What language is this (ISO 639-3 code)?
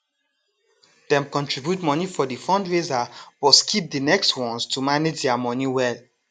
pcm